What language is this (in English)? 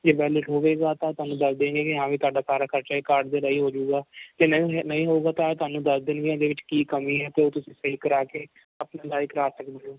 Punjabi